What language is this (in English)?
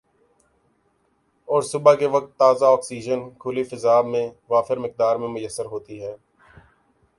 Urdu